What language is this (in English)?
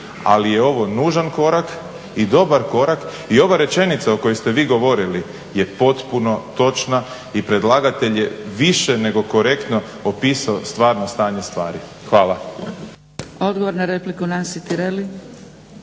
Croatian